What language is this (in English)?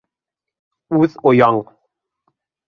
Bashkir